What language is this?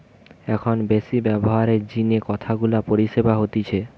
Bangla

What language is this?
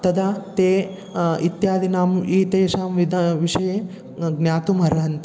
Sanskrit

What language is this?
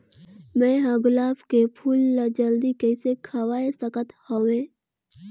Chhattisgarhi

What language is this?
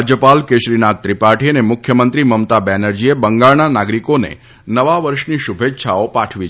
Gujarati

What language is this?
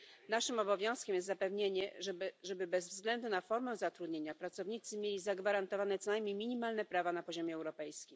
Polish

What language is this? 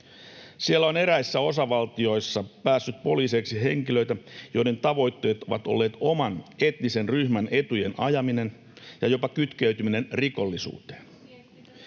Finnish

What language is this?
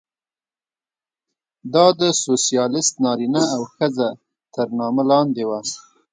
Pashto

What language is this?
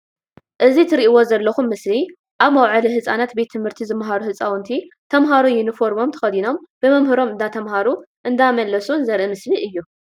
Tigrinya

